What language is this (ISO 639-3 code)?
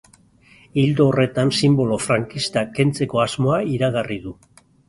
eus